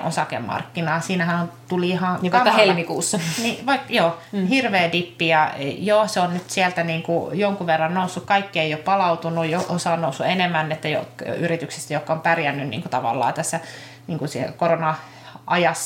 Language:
Finnish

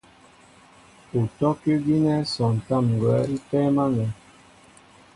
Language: Mbo (Cameroon)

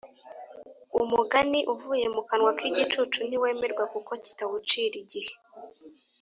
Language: Kinyarwanda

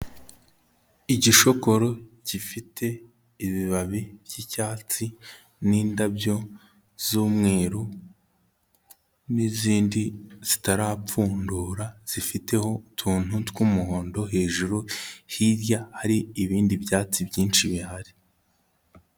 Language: Kinyarwanda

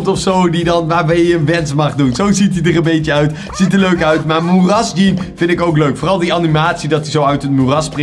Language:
Dutch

